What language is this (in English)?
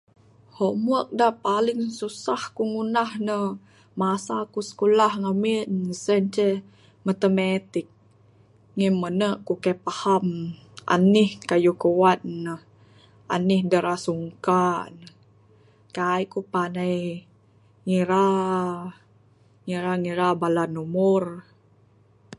Bukar-Sadung Bidayuh